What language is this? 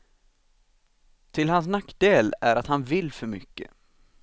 Swedish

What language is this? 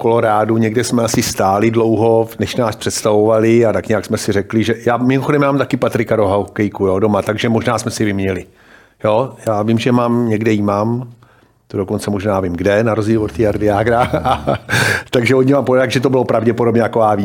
Czech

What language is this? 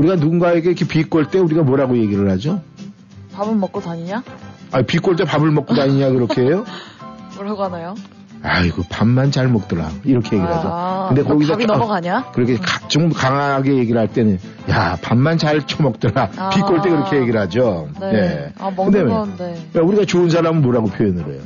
Korean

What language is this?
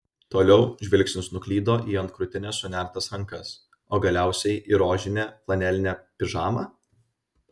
Lithuanian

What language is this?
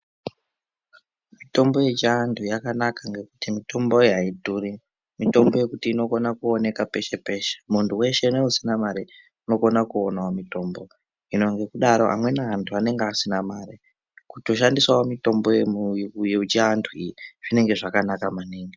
Ndau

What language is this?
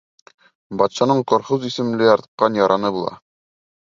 Bashkir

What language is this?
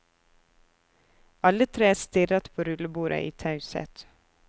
Norwegian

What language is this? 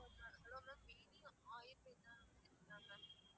Tamil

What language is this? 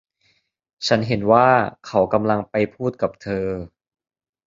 Thai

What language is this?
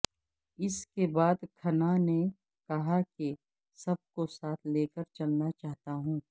Urdu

